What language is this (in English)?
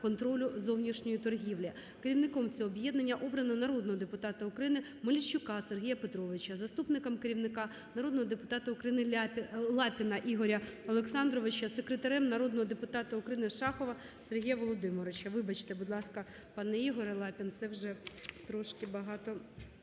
Ukrainian